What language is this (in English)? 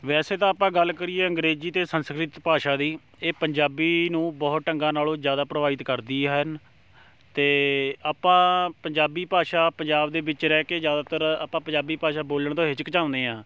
Punjabi